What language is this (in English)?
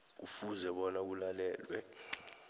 South Ndebele